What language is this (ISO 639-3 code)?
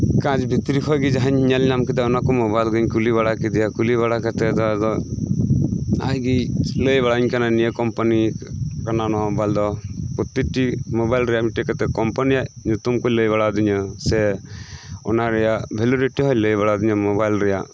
sat